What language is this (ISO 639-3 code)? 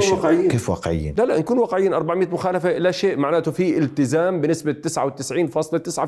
ara